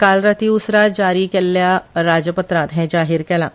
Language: Konkani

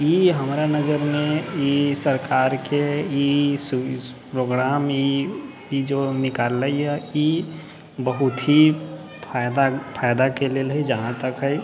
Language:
Maithili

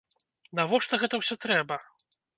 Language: Belarusian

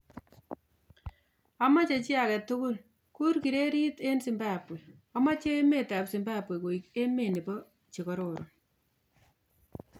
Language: Kalenjin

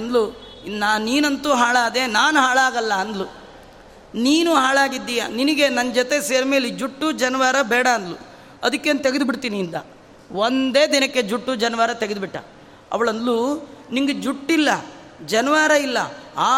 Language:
Kannada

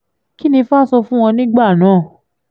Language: Yoruba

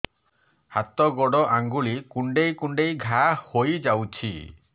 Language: Odia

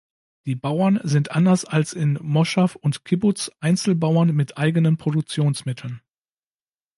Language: German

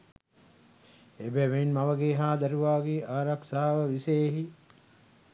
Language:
Sinhala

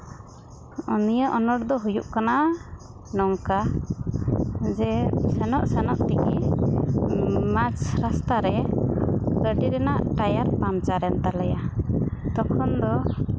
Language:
Santali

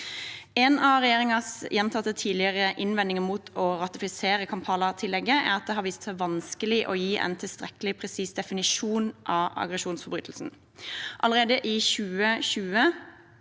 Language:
Norwegian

